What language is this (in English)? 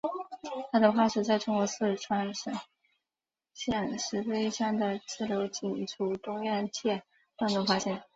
Chinese